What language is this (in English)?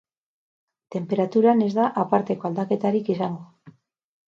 Basque